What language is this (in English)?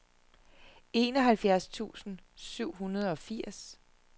Danish